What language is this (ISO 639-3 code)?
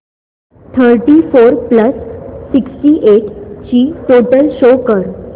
mar